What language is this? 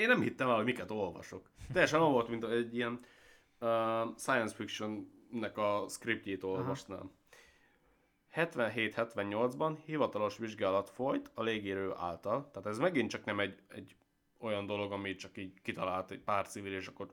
Hungarian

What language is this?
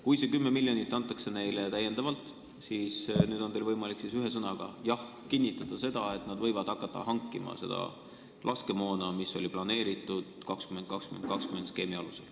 Estonian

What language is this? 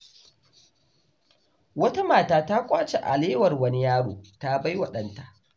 Hausa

